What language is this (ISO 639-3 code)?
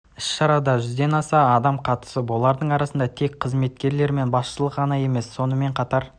kaz